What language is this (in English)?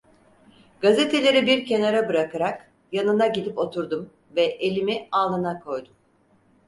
Turkish